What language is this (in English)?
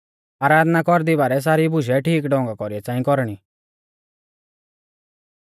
Mahasu Pahari